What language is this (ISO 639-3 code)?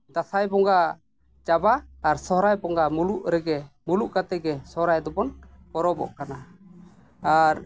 sat